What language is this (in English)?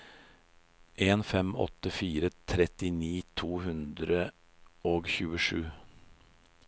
Norwegian